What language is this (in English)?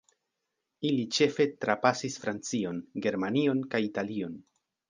Esperanto